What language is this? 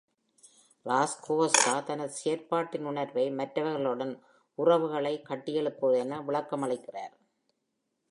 Tamil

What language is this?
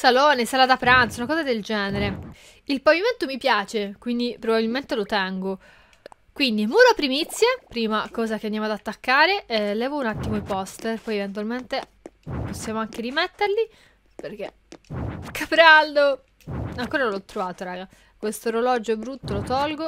Italian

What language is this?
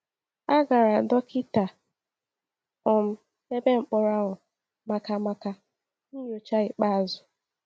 Igbo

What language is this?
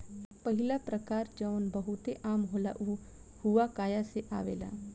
Bhojpuri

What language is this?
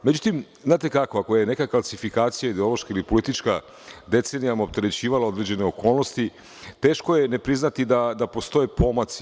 Serbian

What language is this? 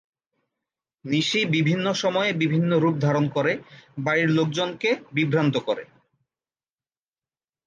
Bangla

